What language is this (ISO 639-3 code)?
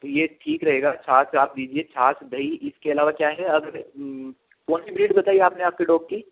hin